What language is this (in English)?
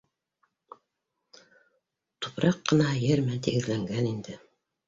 Bashkir